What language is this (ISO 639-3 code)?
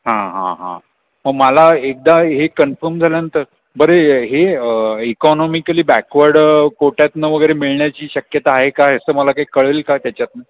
mar